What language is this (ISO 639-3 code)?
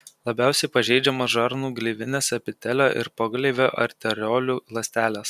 lit